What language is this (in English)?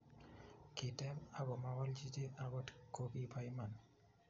Kalenjin